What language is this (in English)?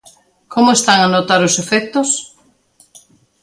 Galician